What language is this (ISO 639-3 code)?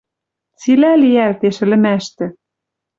mrj